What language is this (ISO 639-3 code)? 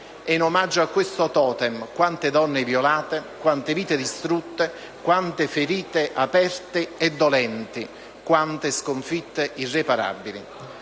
ita